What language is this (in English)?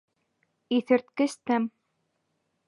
Bashkir